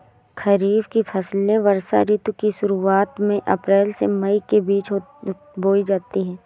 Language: Hindi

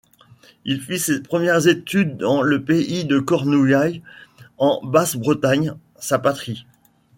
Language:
French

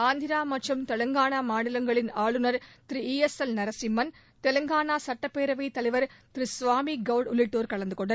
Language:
Tamil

